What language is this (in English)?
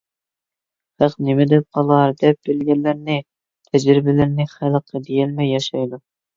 Uyghur